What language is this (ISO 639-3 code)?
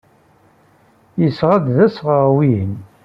kab